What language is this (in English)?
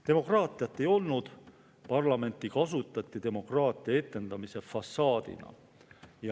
Estonian